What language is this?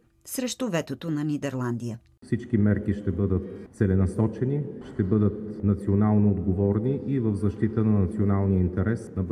Bulgarian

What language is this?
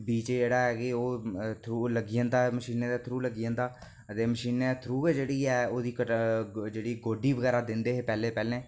Dogri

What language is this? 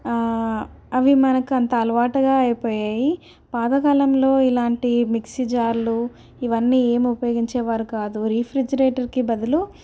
Telugu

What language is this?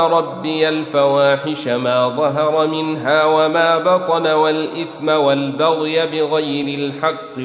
Arabic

